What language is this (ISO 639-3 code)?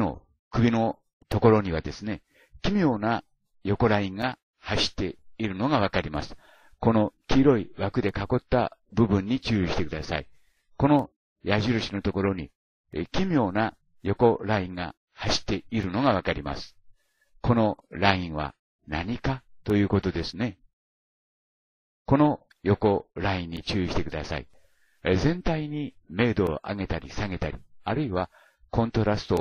jpn